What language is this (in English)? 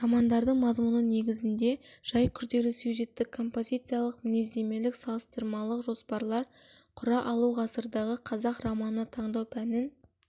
Kazakh